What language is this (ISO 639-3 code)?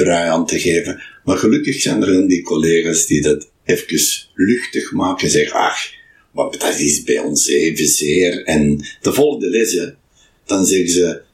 nld